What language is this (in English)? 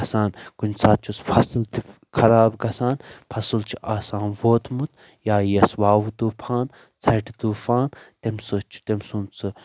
Kashmiri